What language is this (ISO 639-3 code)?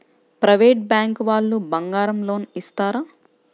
tel